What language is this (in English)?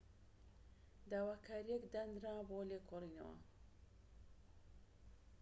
Central Kurdish